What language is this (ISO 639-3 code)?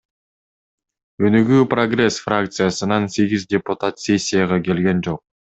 kir